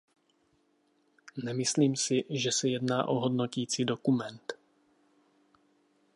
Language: Czech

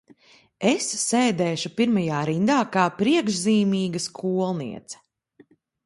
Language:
Latvian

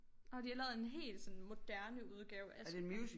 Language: Danish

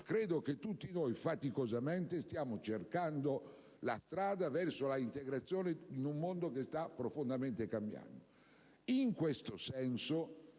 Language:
Italian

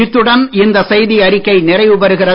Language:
Tamil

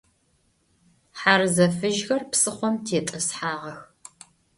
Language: Adyghe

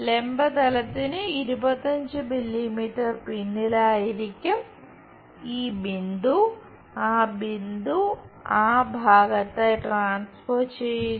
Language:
Malayalam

